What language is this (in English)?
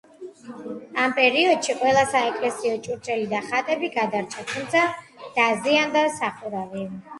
Georgian